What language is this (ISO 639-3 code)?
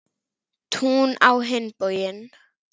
isl